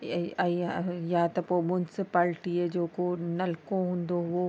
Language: Sindhi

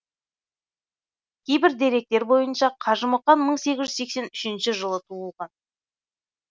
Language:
Kazakh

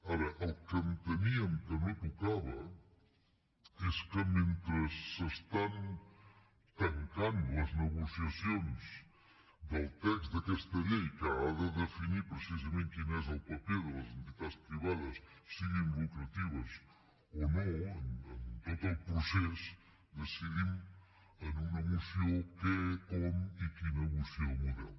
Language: Catalan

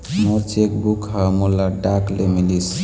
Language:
Chhattisgarhi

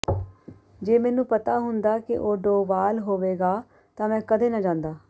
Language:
Punjabi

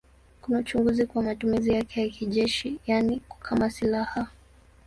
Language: Swahili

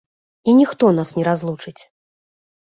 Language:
Belarusian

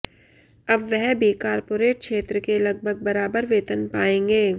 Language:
Hindi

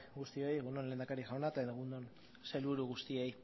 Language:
Basque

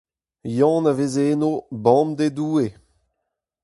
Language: Breton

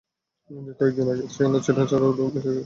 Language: Bangla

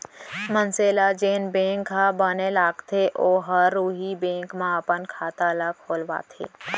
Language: Chhattisgarhi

